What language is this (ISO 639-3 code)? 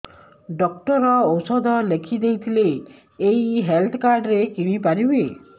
ori